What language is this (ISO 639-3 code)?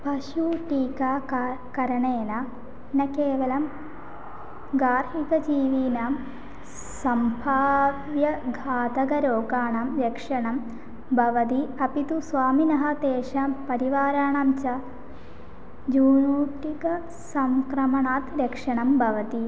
san